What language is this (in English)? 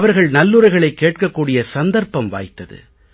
Tamil